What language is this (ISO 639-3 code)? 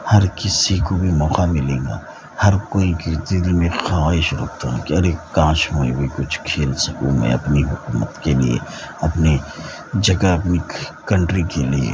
urd